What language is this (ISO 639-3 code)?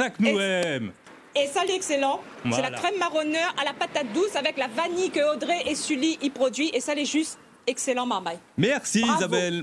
fra